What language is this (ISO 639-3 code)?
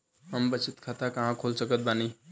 bho